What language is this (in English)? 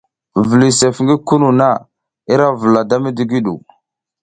South Giziga